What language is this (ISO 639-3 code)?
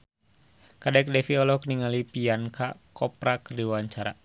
sun